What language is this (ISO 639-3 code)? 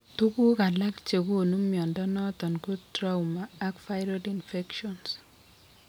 kln